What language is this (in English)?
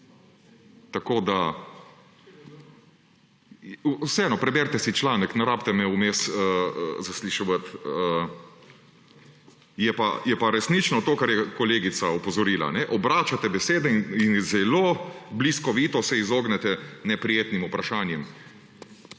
Slovenian